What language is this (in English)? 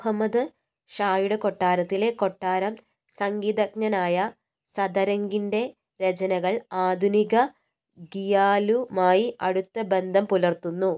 Malayalam